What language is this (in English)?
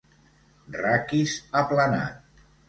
Catalan